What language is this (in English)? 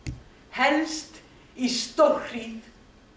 Icelandic